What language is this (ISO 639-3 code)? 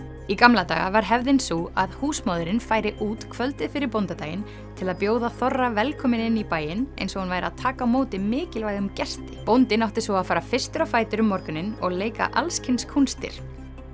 isl